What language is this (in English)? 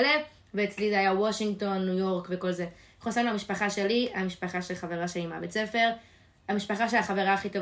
Hebrew